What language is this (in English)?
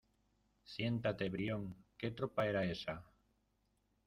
Spanish